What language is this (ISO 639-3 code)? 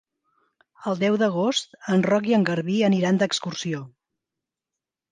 cat